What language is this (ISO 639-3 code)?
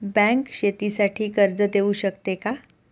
mar